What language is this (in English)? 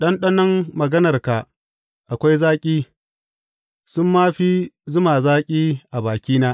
Hausa